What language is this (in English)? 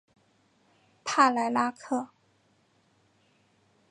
Chinese